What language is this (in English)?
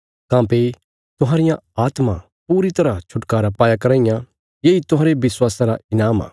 Bilaspuri